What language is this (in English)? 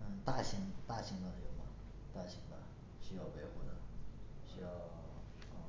Chinese